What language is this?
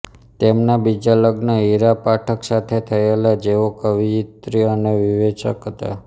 Gujarati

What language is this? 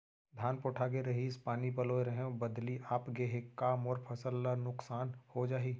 Chhattisgarhi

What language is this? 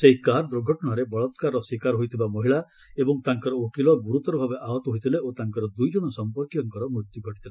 Odia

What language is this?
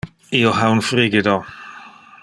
Interlingua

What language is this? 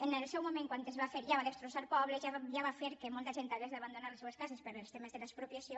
Catalan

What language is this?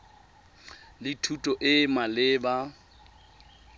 Tswana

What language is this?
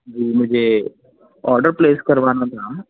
Urdu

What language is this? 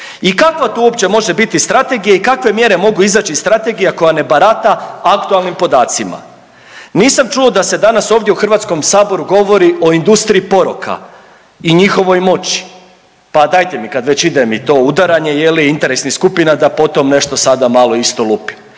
Croatian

